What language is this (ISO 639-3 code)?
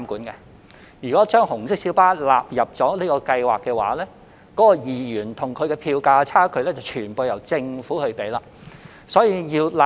yue